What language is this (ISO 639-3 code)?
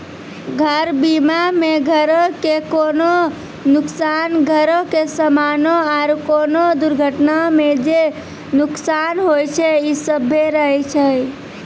mai